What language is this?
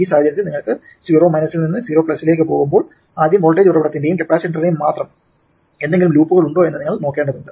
Malayalam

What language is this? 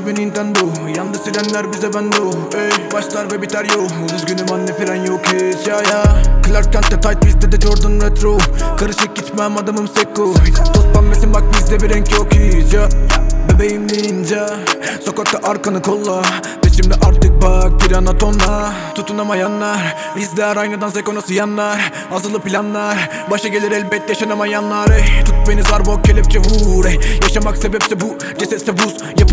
Romanian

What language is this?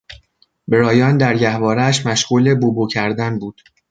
Persian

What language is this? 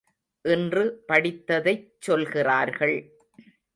Tamil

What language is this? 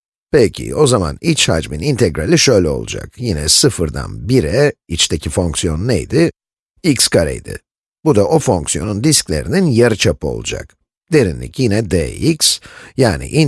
Turkish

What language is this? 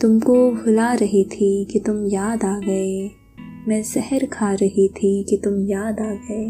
Urdu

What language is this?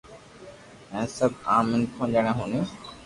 Loarki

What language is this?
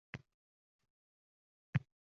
Uzbek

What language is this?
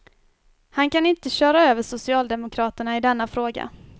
Swedish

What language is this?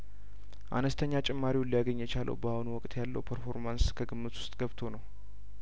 Amharic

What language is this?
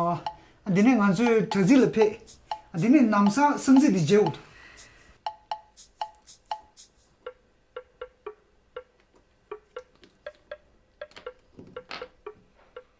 Korean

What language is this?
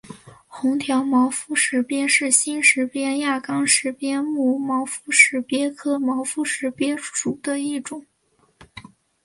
Chinese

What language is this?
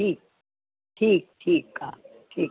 Sindhi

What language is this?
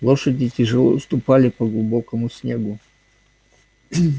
Russian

